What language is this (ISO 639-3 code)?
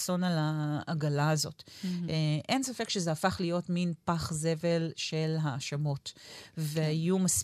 heb